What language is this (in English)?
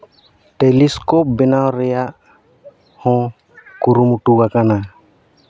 Santali